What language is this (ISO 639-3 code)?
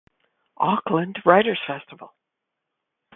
eng